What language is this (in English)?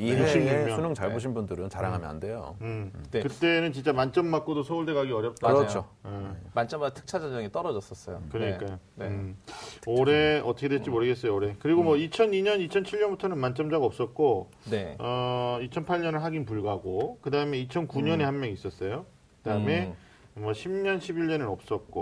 Korean